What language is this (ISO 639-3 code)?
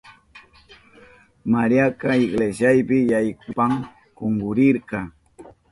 qup